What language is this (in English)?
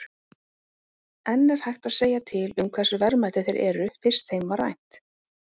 Icelandic